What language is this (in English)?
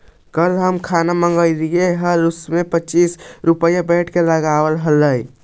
Magahi